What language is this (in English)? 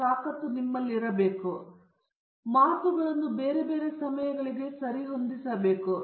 Kannada